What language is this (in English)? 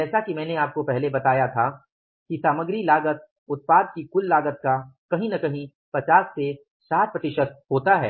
Hindi